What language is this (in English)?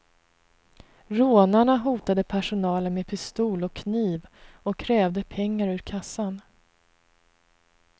Swedish